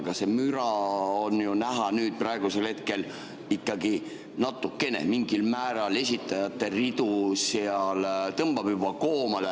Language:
Estonian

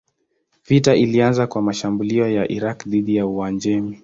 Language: Swahili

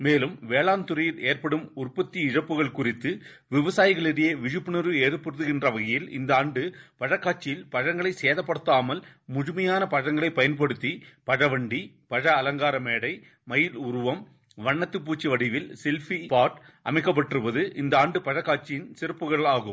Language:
Tamil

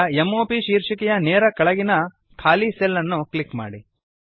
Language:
Kannada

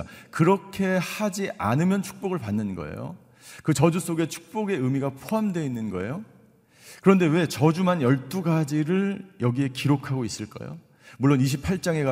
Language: Korean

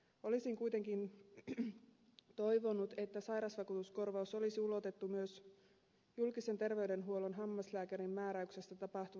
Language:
Finnish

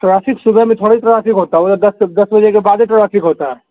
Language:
Urdu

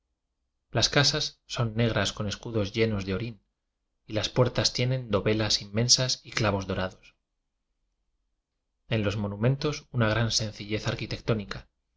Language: Spanish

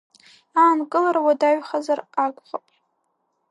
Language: Abkhazian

